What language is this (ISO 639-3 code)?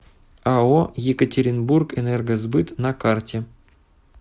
rus